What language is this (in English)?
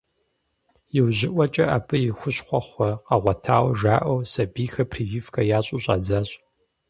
Kabardian